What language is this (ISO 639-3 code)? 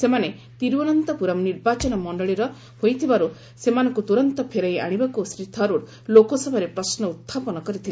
ori